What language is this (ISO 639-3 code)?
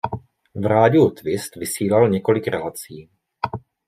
ces